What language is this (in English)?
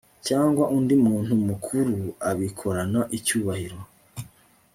Kinyarwanda